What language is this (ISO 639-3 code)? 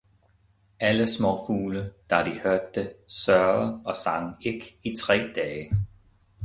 dan